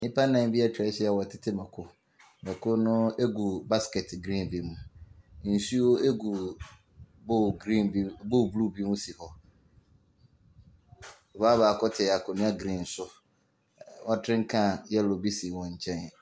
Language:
Akan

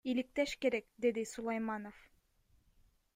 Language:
Kyrgyz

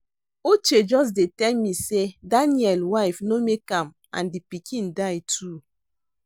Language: Nigerian Pidgin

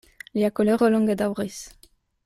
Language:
Esperanto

